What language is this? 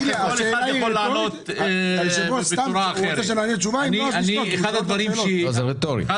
Hebrew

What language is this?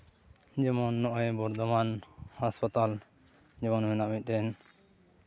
Santali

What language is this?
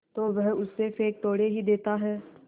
Hindi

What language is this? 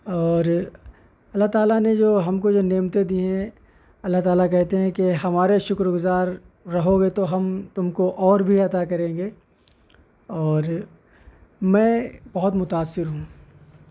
Urdu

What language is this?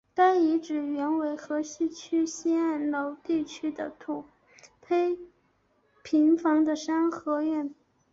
Chinese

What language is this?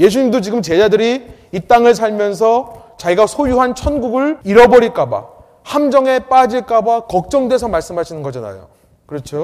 Korean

